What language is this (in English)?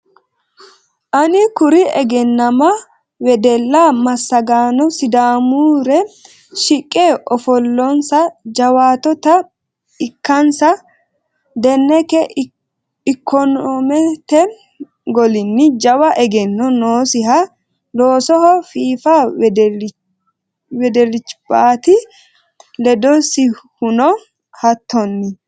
Sidamo